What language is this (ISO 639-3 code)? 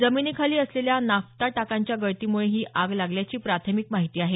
mar